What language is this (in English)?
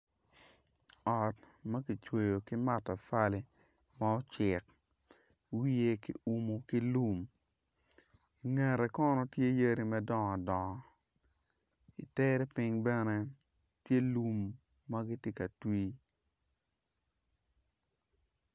Acoli